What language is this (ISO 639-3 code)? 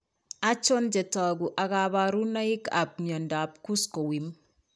kln